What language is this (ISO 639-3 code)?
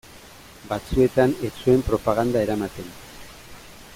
eus